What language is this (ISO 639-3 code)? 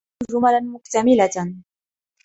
ara